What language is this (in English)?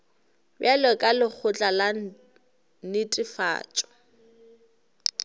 Northern Sotho